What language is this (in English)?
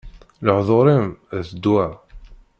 Kabyle